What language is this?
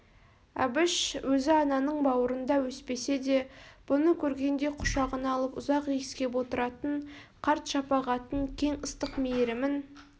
Kazakh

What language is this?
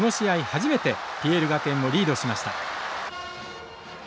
Japanese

